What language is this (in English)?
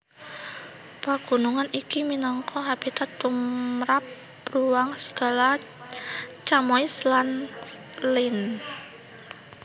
Javanese